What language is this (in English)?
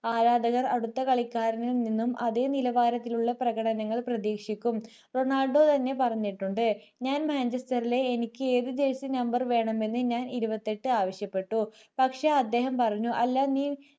Malayalam